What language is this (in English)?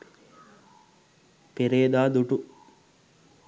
Sinhala